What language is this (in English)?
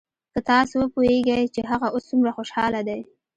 Pashto